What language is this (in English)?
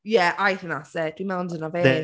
Welsh